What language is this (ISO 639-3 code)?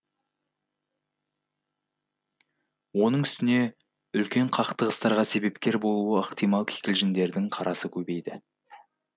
kaz